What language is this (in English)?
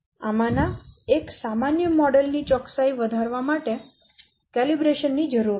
Gujarati